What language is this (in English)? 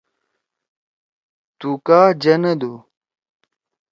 Torwali